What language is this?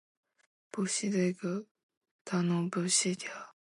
Chinese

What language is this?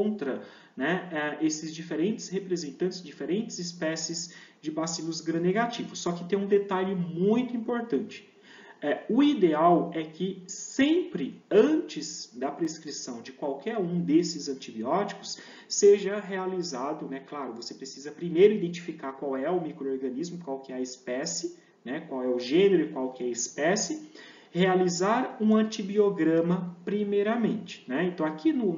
Portuguese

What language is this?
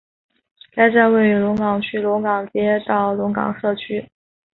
Chinese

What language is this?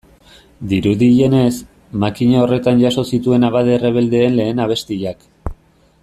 Basque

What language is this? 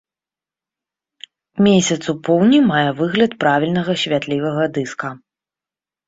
Belarusian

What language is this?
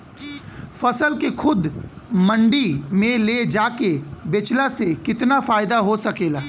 Bhojpuri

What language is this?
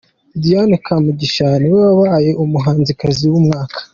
Kinyarwanda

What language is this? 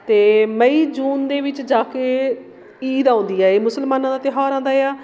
Punjabi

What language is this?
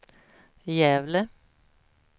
Swedish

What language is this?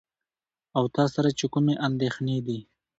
Pashto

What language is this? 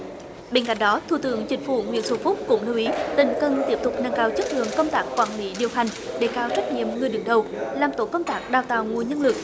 Vietnamese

